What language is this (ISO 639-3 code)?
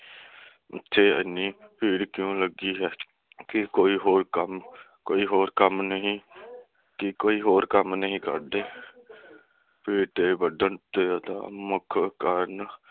pan